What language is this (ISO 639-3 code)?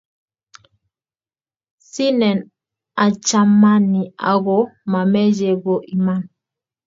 kln